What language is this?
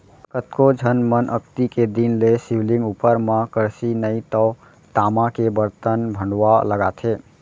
Chhattisgarhi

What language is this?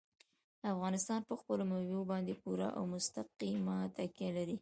Pashto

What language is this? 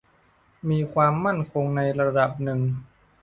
Thai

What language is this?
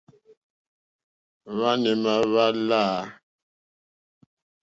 Mokpwe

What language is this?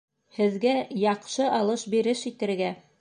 Bashkir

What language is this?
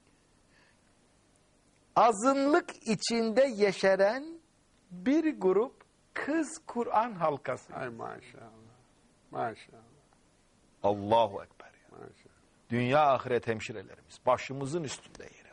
Turkish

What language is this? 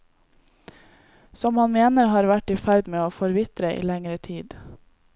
Norwegian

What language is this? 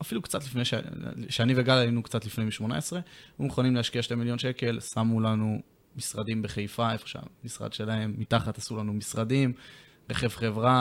Hebrew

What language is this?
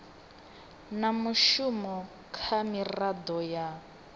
Venda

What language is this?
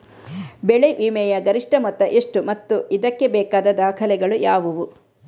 Kannada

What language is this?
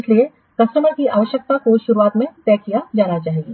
Hindi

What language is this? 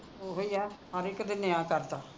Punjabi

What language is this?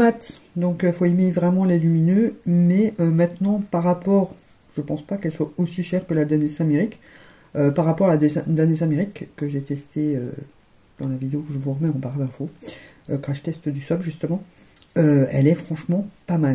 French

